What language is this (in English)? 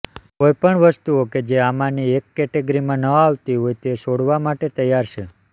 Gujarati